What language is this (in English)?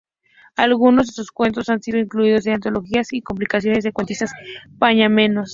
Spanish